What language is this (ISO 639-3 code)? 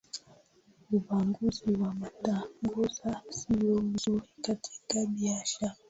swa